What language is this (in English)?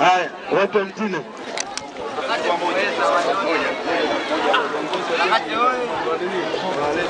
Swahili